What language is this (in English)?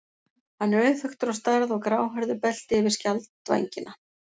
Icelandic